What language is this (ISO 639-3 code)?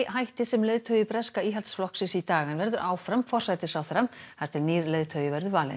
isl